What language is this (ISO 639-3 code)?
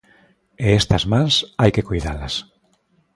glg